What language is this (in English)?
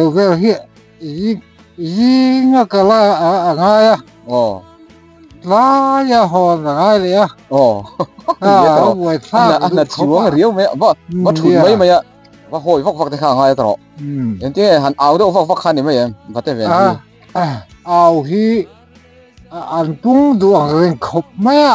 Thai